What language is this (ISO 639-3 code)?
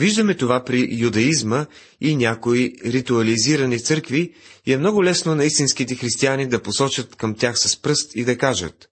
bul